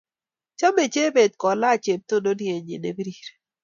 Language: Kalenjin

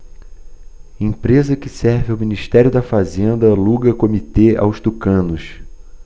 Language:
Portuguese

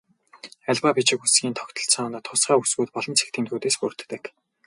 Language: Mongolian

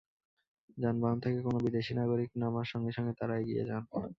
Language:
Bangla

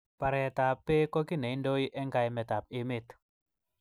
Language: Kalenjin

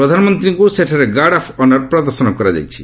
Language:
Odia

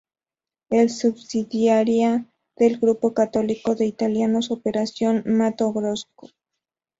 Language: Spanish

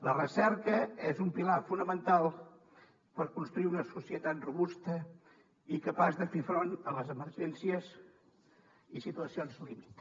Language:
Catalan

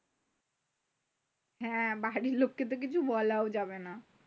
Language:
Bangla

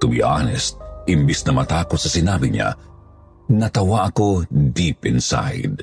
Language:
Filipino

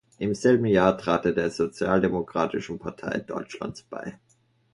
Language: German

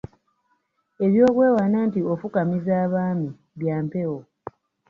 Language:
Ganda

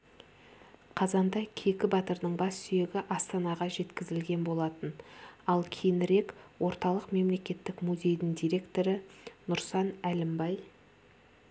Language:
Kazakh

